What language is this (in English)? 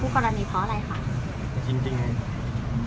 Thai